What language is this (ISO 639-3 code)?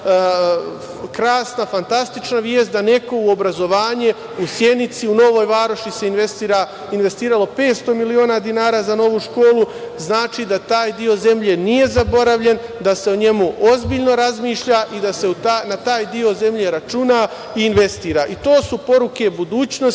srp